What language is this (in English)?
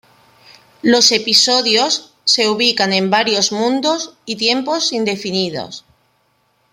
Spanish